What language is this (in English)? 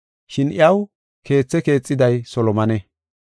Gofa